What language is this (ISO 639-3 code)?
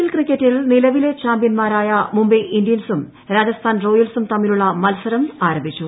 mal